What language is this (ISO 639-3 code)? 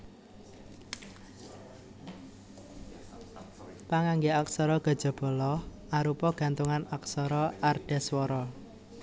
jav